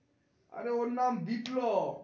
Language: Bangla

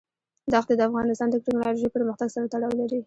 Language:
Pashto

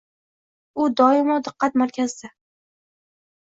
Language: Uzbek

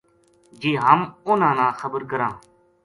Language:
Gujari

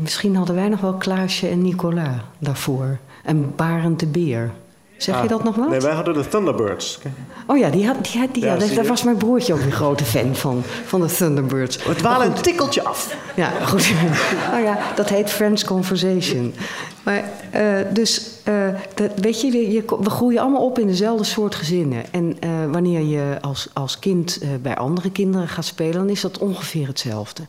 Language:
Dutch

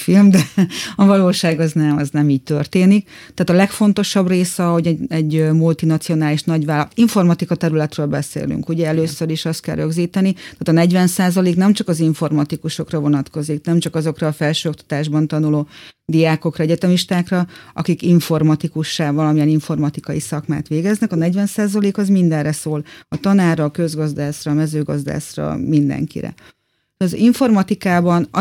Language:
Hungarian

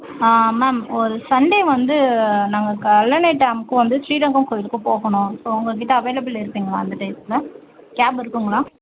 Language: Tamil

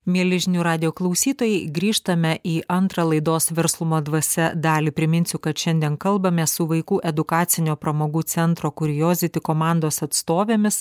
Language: Lithuanian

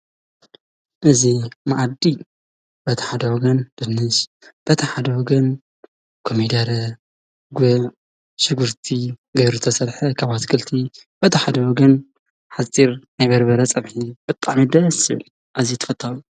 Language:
Tigrinya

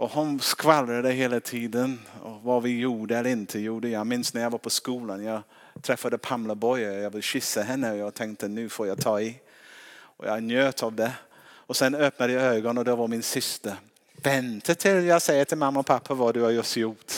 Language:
Swedish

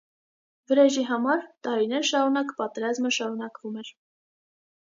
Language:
Armenian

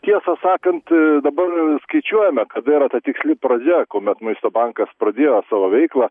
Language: Lithuanian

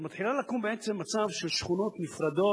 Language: Hebrew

